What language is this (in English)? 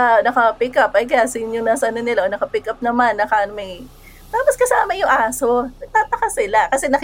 Filipino